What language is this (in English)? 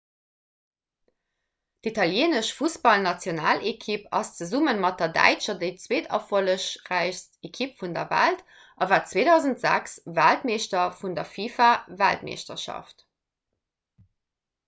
Luxembourgish